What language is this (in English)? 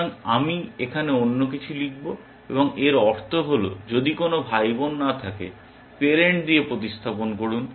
Bangla